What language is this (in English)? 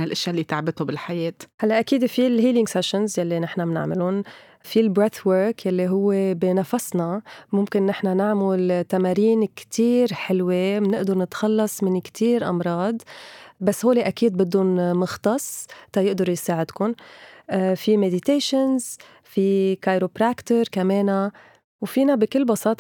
Arabic